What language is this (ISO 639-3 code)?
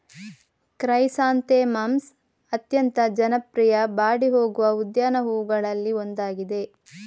kan